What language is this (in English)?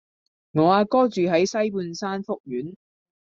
Cantonese